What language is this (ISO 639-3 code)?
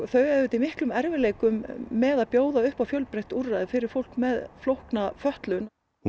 isl